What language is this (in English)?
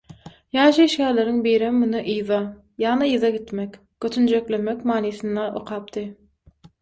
Turkmen